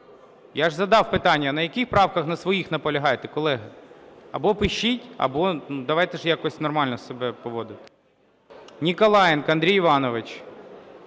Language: Ukrainian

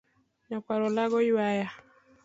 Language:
Luo (Kenya and Tanzania)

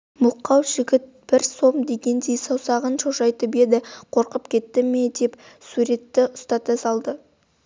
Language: Kazakh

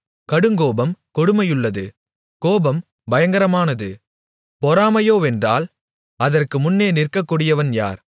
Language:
Tamil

